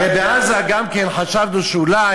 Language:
Hebrew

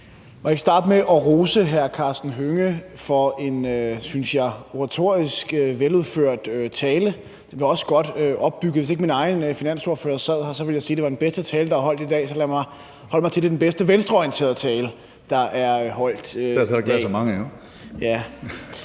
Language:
Danish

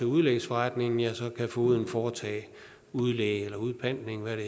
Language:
Danish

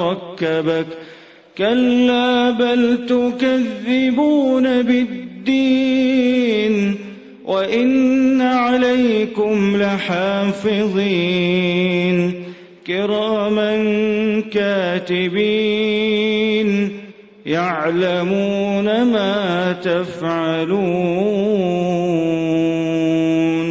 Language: Arabic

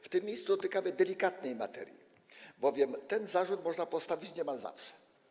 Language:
Polish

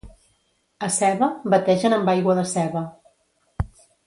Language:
Catalan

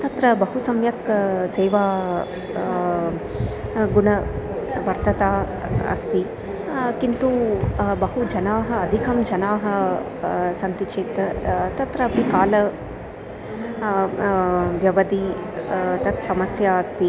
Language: Sanskrit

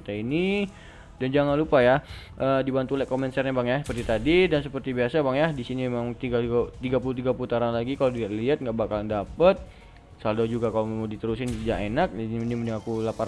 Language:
Indonesian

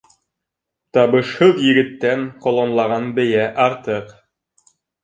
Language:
Bashkir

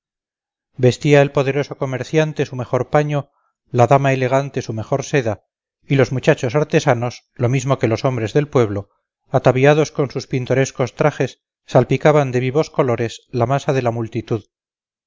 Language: Spanish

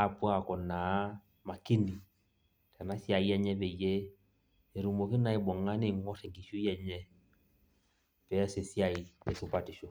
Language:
Masai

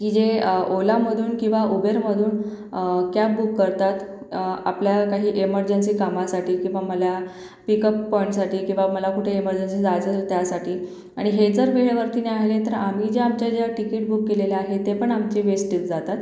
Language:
Marathi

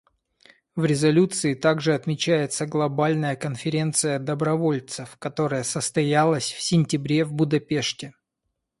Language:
Russian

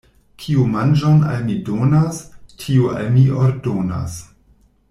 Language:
Esperanto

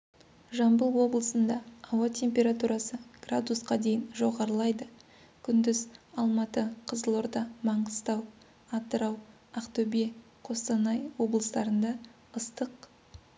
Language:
Kazakh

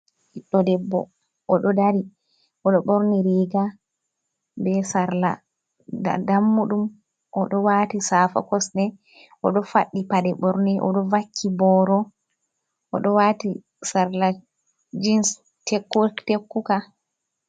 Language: Fula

